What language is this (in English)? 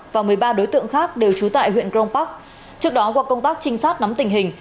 Vietnamese